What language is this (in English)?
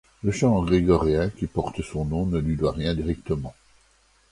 French